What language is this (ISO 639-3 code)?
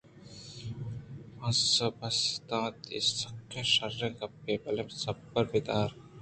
bgp